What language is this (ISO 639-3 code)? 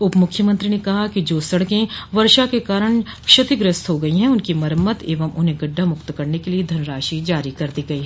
hin